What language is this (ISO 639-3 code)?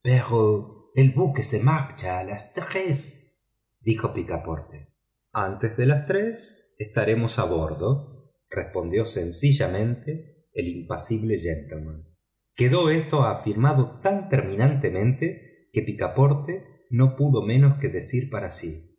spa